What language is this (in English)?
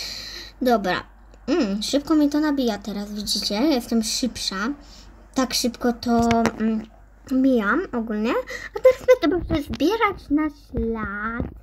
Polish